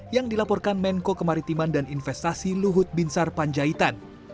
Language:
Indonesian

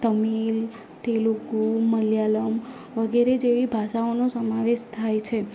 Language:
Gujarati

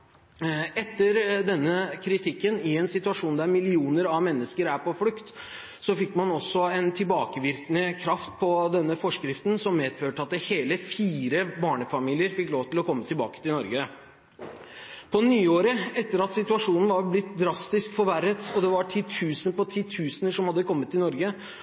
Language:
Norwegian Bokmål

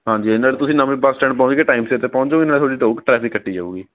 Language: Punjabi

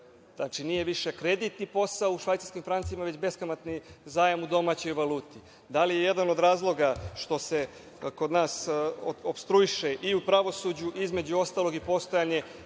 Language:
Serbian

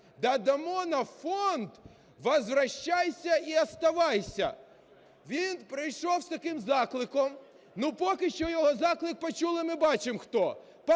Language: Ukrainian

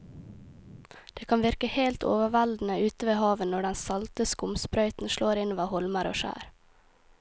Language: Norwegian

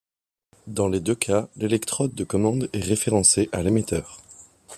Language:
French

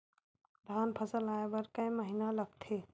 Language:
Chhattisgarhi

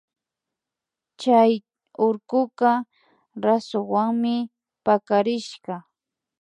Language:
Imbabura Highland Quichua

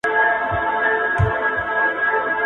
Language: Pashto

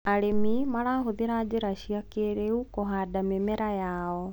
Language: Kikuyu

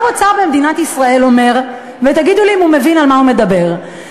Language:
Hebrew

